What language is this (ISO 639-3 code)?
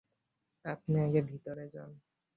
ben